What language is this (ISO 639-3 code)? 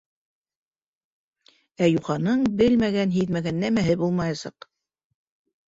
bak